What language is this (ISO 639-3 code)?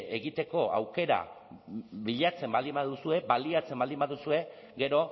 eus